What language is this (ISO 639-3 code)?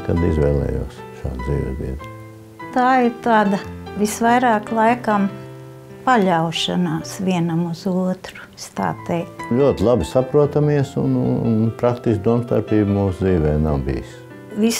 lav